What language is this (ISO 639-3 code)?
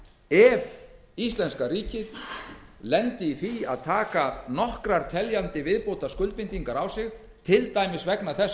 isl